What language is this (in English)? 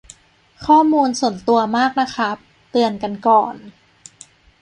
Thai